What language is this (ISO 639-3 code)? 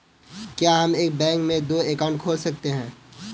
hin